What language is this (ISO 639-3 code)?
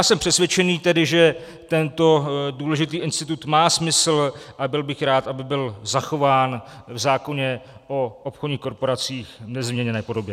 ces